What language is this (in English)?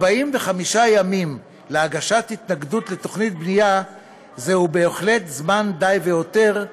Hebrew